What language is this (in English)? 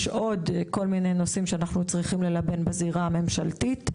Hebrew